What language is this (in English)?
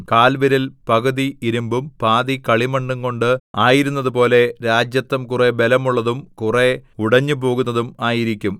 Malayalam